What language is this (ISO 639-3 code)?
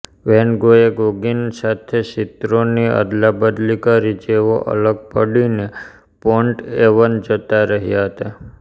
guj